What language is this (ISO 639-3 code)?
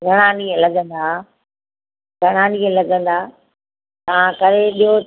snd